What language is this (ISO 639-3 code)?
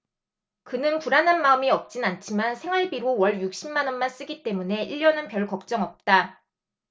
kor